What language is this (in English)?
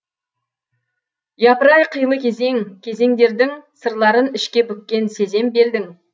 Kazakh